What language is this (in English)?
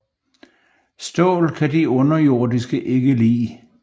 Danish